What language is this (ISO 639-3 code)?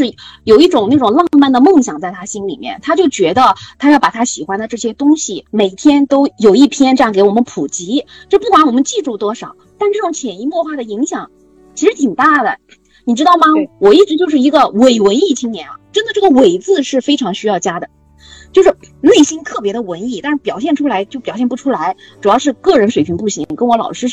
zho